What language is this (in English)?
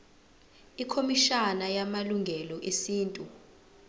Zulu